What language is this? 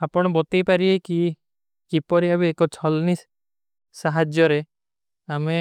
Kui (India)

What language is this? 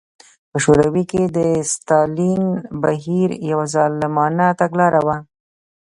Pashto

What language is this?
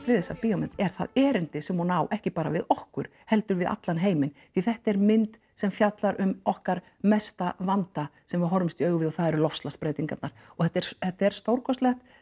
Icelandic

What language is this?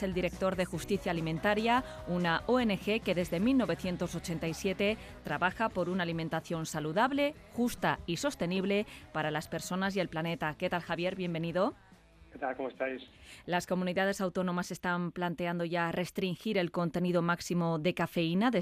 Spanish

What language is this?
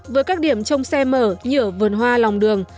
Vietnamese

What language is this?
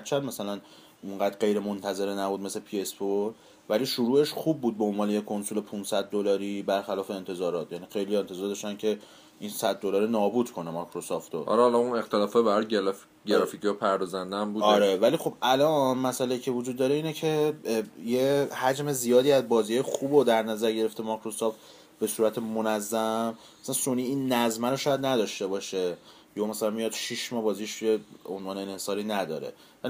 Persian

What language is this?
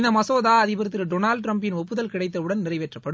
Tamil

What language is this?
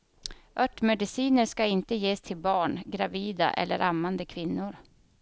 Swedish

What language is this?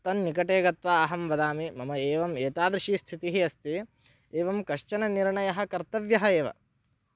Sanskrit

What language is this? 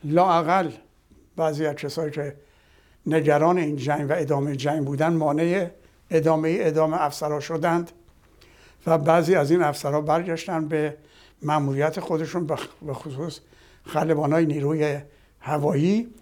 Persian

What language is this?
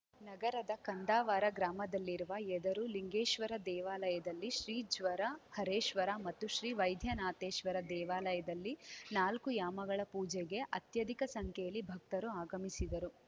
Kannada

